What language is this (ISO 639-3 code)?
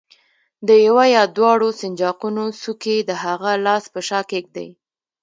pus